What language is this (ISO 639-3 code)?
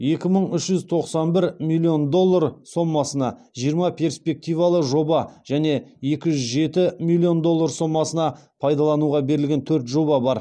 kaz